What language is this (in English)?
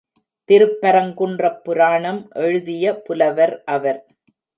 Tamil